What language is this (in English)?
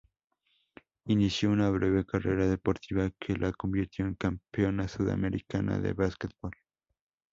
Spanish